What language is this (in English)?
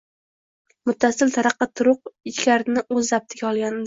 Uzbek